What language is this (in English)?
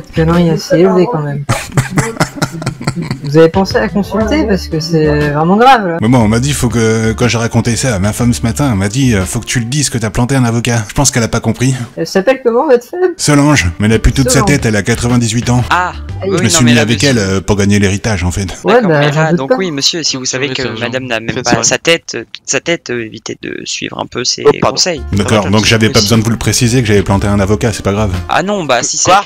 French